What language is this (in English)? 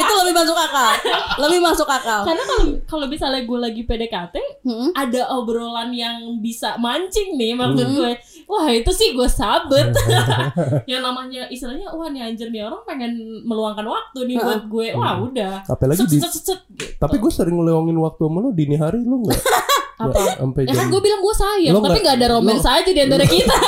Indonesian